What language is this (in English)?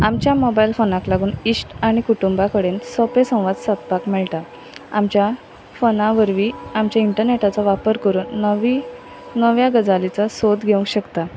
Konkani